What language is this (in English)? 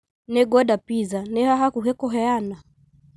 Kikuyu